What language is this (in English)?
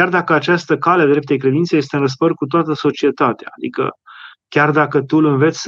Romanian